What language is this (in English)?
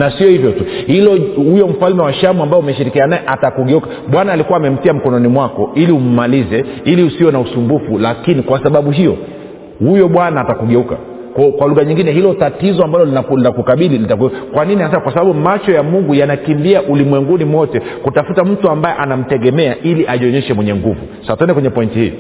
Swahili